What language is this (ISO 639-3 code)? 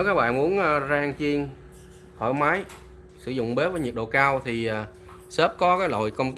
vie